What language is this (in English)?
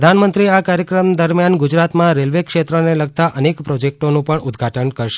Gujarati